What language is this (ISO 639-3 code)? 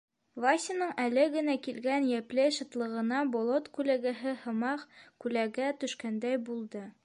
bak